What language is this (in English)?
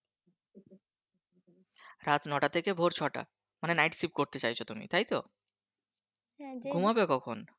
Bangla